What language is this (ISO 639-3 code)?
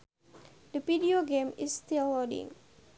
sun